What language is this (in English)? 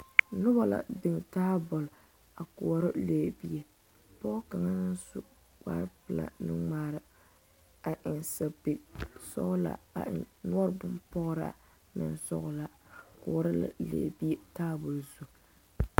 Southern Dagaare